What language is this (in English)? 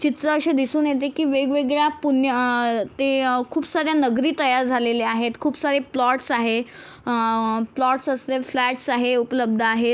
Marathi